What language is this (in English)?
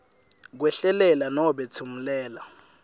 Swati